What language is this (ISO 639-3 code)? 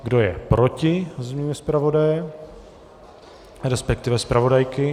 ces